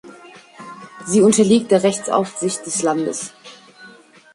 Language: German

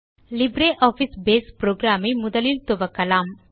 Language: Tamil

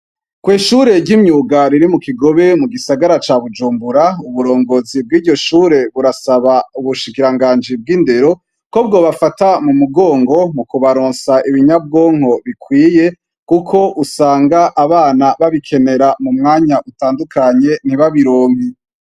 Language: Rundi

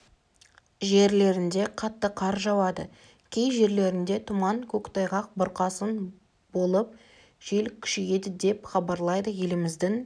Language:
Kazakh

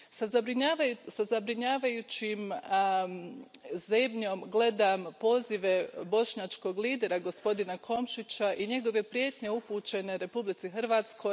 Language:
Croatian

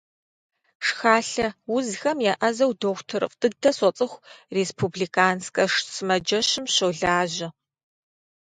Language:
Kabardian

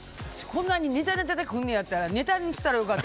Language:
Japanese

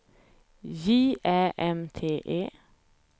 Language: Swedish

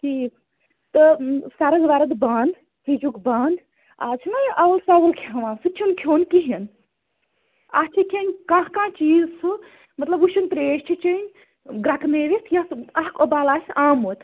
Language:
Kashmiri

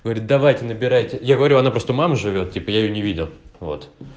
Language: Russian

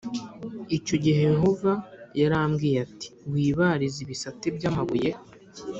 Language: Kinyarwanda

